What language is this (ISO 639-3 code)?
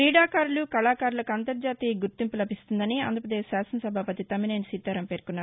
tel